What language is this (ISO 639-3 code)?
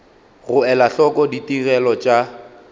nso